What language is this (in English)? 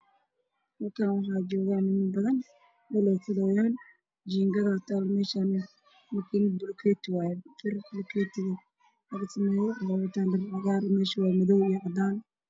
Somali